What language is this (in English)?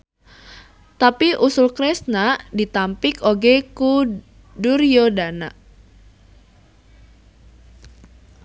Sundanese